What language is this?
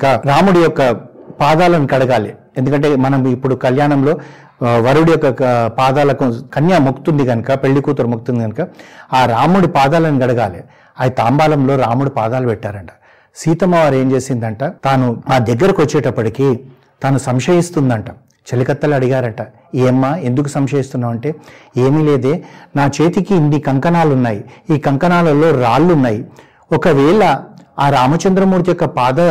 Telugu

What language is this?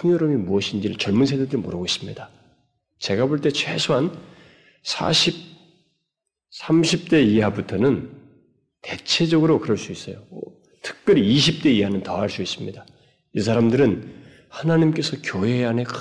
Korean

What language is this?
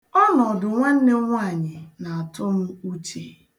Igbo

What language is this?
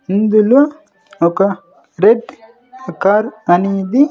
Telugu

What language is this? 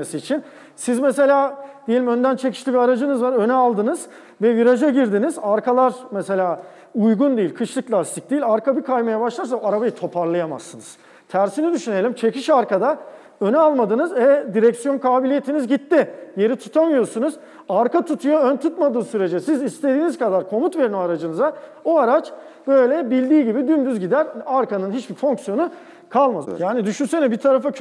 Turkish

